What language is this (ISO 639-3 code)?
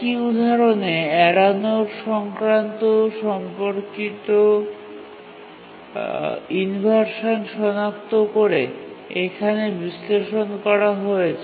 ben